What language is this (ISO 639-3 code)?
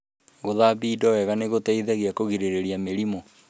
kik